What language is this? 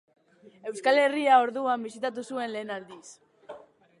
Basque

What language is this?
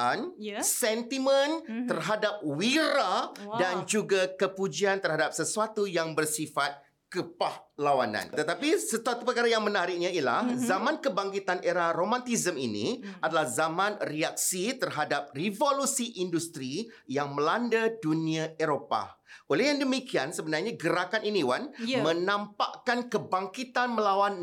Malay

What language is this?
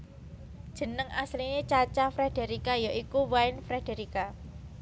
Javanese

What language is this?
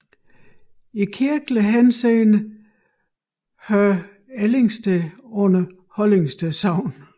Danish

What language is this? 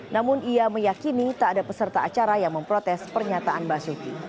Indonesian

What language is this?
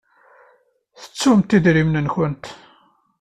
Kabyle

